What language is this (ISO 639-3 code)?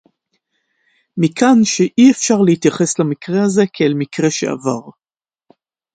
heb